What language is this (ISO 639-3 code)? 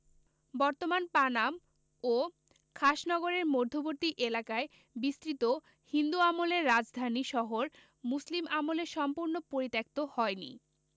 ben